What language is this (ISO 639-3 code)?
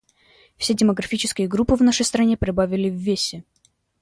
rus